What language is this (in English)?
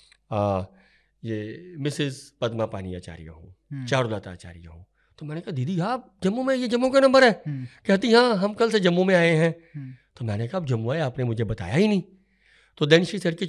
Hindi